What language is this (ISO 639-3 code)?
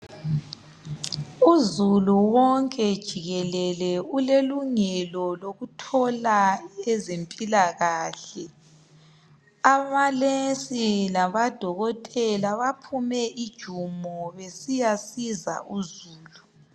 nde